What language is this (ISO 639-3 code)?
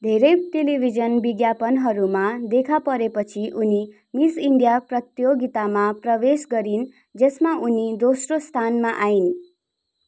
nep